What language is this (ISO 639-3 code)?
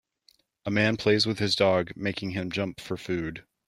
eng